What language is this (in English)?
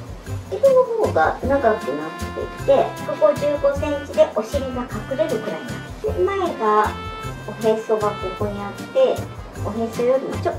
Japanese